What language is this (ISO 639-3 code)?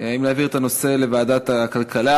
heb